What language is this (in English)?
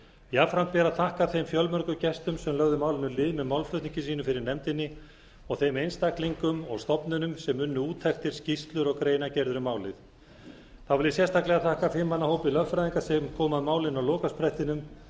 Icelandic